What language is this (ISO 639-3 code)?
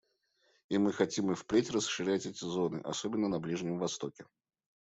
rus